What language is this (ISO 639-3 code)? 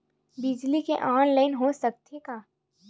hne